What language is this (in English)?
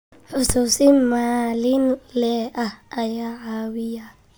Somali